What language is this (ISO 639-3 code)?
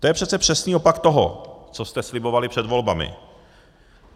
ces